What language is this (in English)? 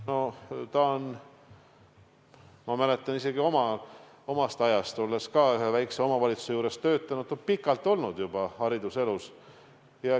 Estonian